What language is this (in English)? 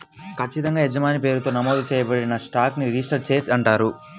Telugu